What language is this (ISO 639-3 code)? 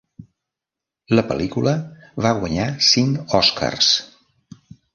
cat